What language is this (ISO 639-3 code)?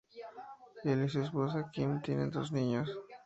spa